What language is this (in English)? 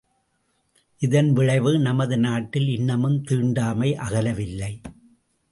Tamil